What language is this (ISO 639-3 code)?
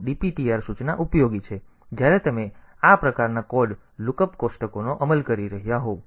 guj